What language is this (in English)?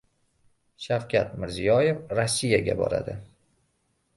Uzbek